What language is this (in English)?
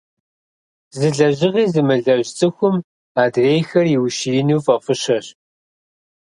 Kabardian